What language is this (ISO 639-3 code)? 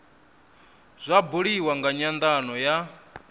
ven